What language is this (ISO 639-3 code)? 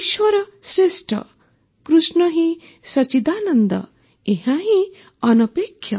ori